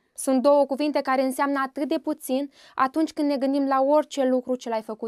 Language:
Romanian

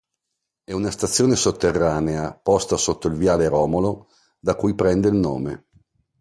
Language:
Italian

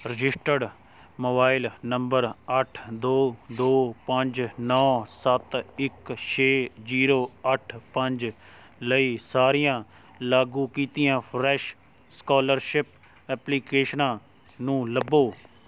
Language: Punjabi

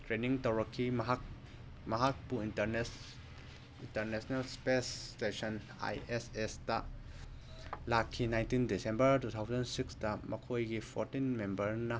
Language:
Manipuri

